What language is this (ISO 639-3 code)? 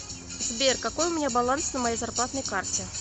rus